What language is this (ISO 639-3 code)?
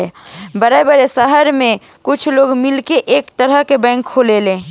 bho